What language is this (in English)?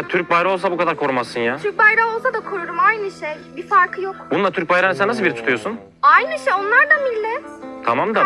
Turkish